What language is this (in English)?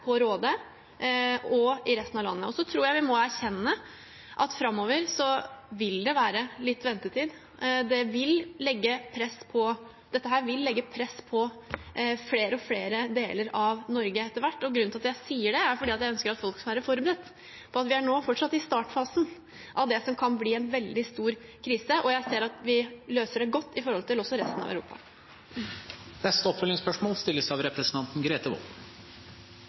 Norwegian